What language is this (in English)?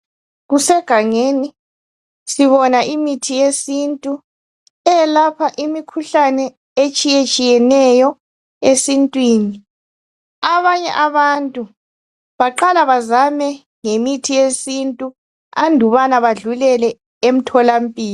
North Ndebele